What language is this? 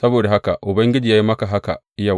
Hausa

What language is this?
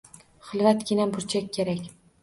Uzbek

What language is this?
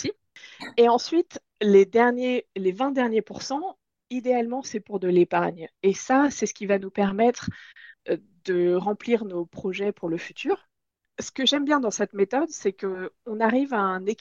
French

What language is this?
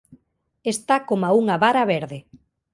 Galician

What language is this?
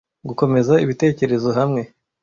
Kinyarwanda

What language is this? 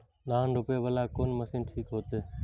Maithili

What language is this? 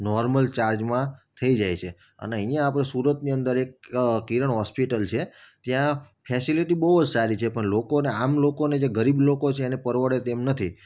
Gujarati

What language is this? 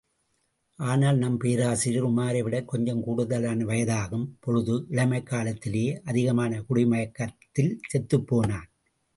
Tamil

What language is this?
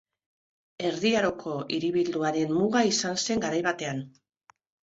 Basque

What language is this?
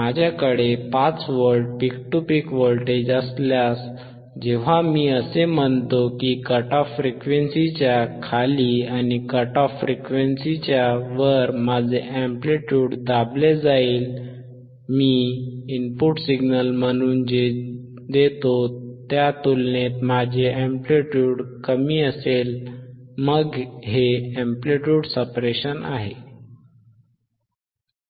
Marathi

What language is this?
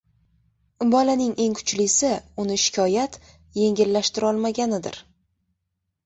Uzbek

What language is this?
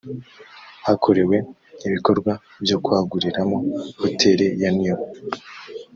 Kinyarwanda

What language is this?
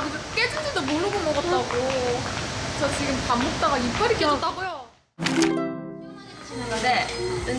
Korean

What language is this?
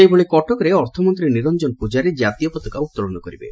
Odia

